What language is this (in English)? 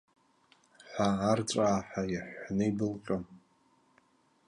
Abkhazian